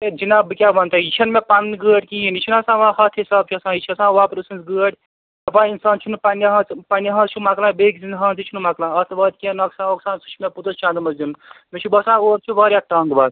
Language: Kashmiri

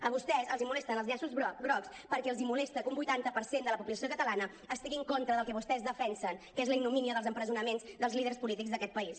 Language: Catalan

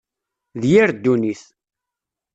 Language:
Kabyle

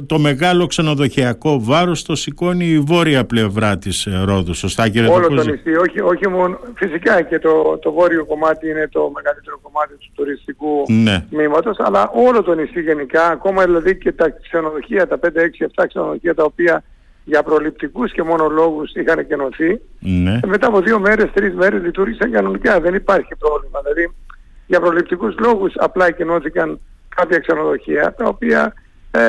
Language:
Greek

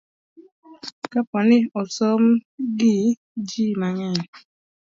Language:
Luo (Kenya and Tanzania)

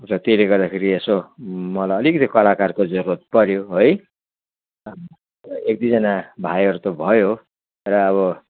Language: Nepali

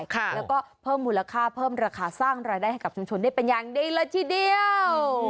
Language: Thai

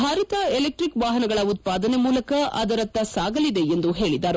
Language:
Kannada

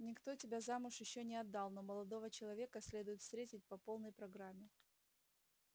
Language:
Russian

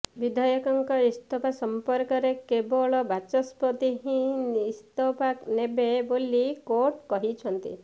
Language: Odia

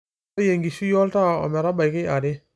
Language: Masai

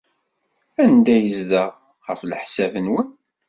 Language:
Kabyle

